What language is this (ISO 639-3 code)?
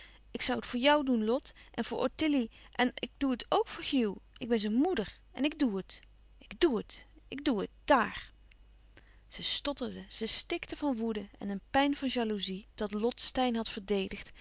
nld